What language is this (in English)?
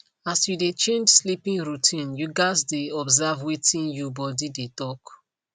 Nigerian Pidgin